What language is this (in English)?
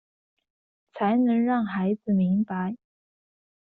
Chinese